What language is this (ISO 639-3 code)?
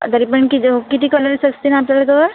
mar